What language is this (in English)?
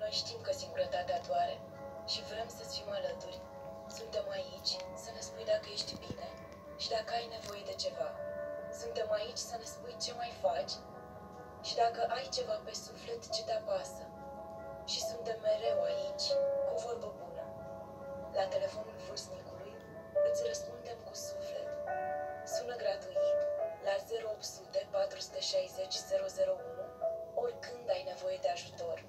Romanian